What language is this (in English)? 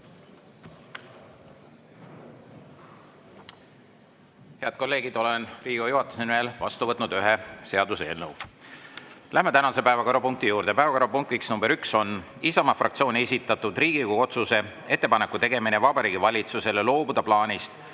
Estonian